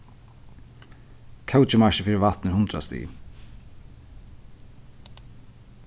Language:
Faroese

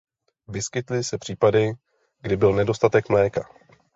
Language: Czech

